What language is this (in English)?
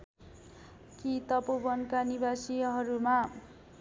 Nepali